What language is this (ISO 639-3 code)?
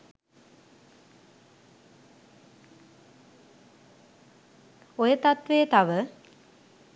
sin